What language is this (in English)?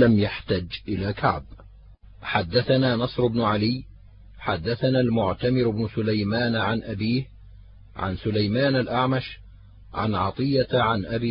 Arabic